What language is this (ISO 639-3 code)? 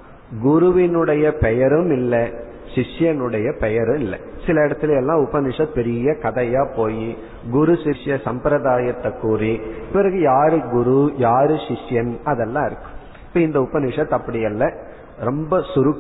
tam